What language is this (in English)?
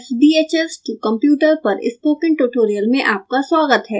Hindi